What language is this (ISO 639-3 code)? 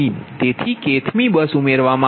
guj